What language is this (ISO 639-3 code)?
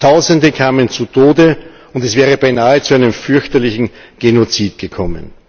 deu